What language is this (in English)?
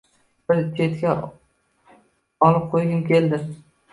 Uzbek